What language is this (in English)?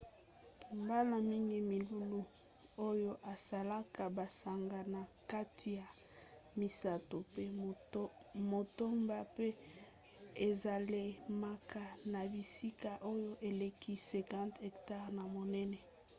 Lingala